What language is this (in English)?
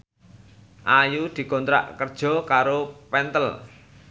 Javanese